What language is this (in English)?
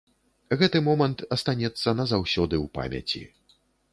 Belarusian